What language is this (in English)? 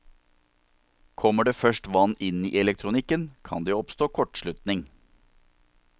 Norwegian